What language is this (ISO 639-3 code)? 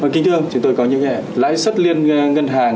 vie